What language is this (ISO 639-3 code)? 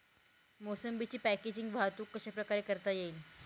mar